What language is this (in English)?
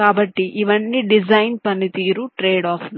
Telugu